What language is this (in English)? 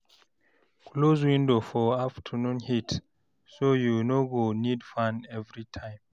Nigerian Pidgin